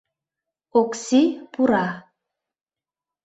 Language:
Mari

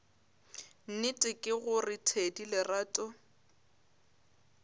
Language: Northern Sotho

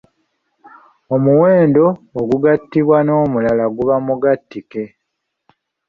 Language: Ganda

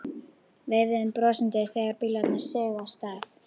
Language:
Icelandic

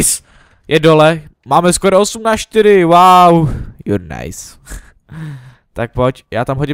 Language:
Czech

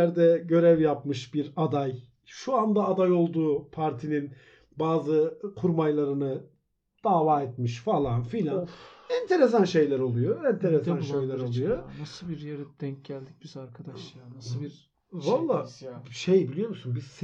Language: Turkish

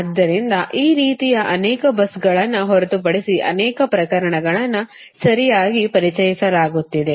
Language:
Kannada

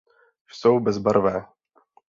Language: Czech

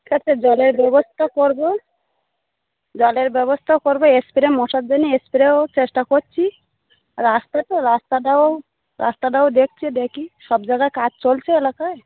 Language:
Bangla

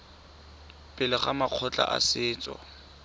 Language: Tswana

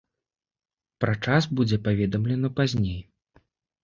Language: Belarusian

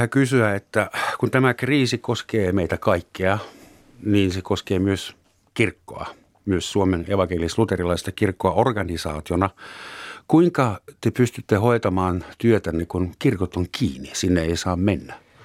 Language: Finnish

